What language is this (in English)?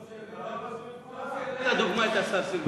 Hebrew